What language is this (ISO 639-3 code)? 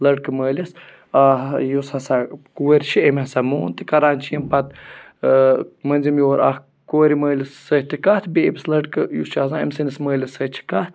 kas